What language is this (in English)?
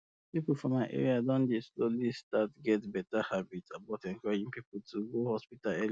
Nigerian Pidgin